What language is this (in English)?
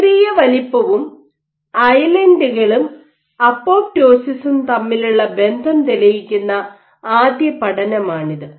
Malayalam